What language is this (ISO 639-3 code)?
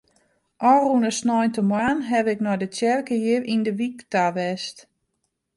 fry